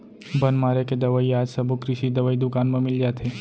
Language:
Chhattisgarhi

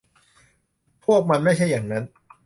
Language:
Thai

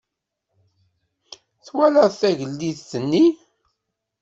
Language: Kabyle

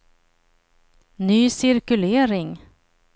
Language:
Swedish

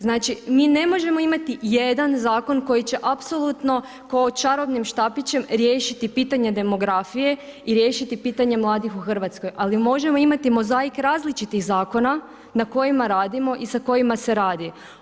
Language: Croatian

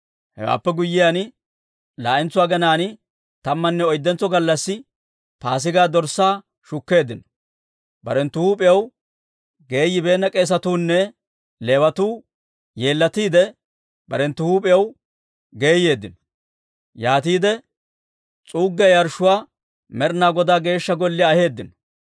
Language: Dawro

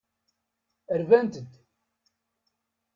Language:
Kabyle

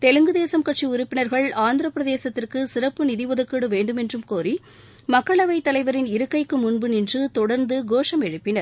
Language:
Tamil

